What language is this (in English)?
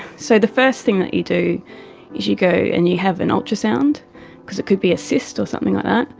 English